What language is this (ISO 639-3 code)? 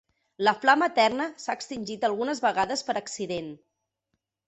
cat